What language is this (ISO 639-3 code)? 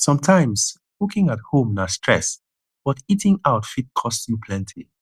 pcm